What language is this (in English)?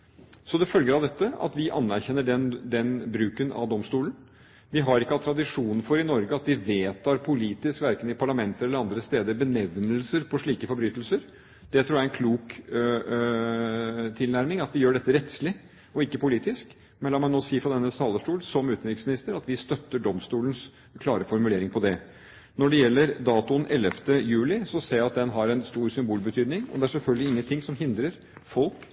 Norwegian Bokmål